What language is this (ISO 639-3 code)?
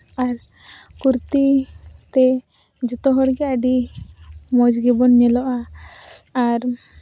sat